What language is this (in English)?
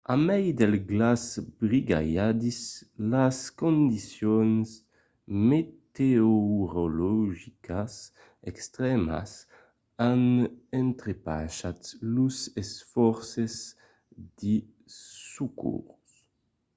Occitan